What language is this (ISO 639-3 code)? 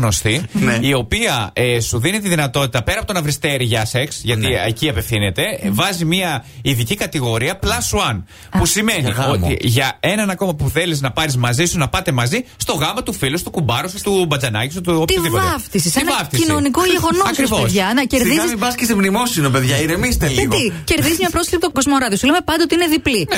ell